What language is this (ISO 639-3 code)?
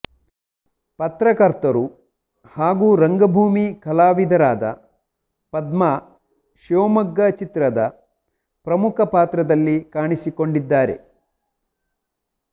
kan